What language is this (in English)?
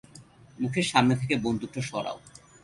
Bangla